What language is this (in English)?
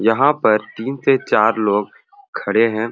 Sadri